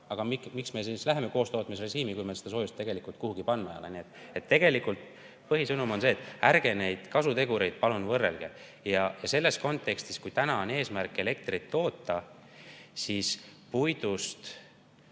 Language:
Estonian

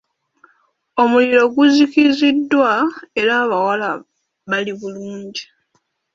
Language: Ganda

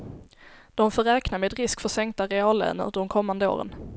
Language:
Swedish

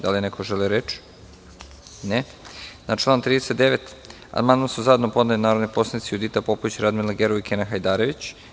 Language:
Serbian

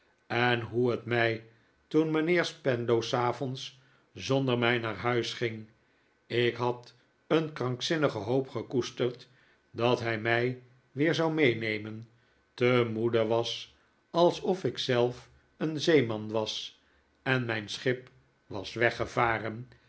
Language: Dutch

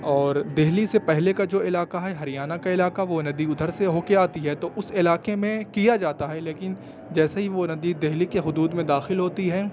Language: Urdu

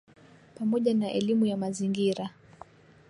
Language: Swahili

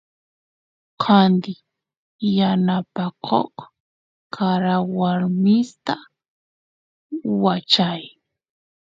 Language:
Santiago del Estero Quichua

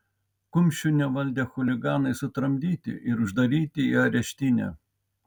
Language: Lithuanian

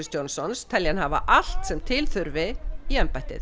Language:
Icelandic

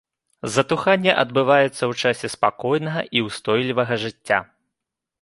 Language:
Belarusian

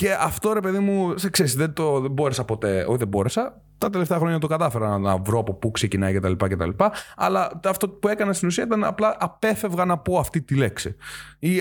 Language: Greek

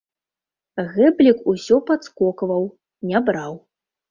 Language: Belarusian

